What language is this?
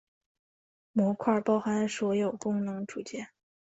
Chinese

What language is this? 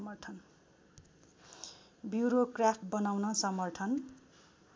Nepali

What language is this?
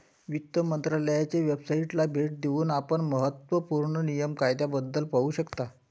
Marathi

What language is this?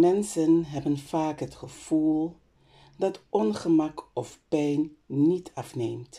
Dutch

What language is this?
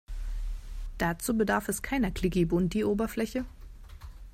German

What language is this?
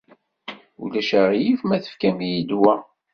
Kabyle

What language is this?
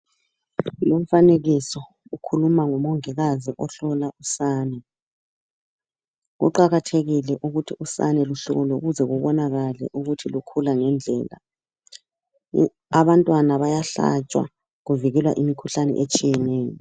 North Ndebele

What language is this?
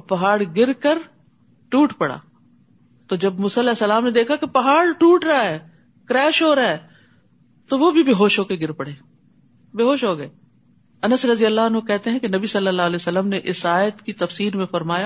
Urdu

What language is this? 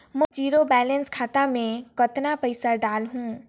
Chhattisgarhi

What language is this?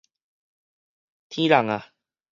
Min Nan Chinese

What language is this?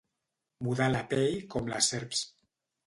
Catalan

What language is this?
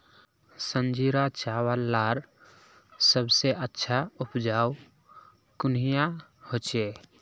Magahi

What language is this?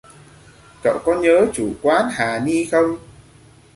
Vietnamese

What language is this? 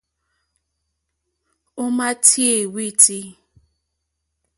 Mokpwe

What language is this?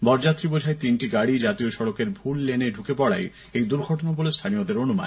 Bangla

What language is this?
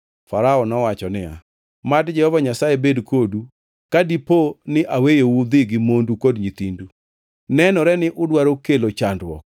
Luo (Kenya and Tanzania)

